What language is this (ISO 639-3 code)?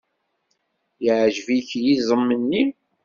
kab